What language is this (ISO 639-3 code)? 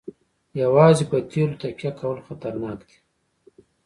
pus